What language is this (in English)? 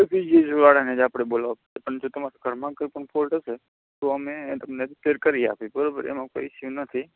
Gujarati